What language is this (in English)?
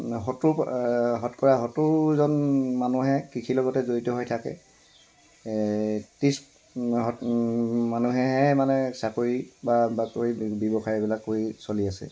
Assamese